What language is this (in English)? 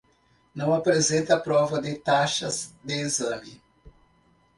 Portuguese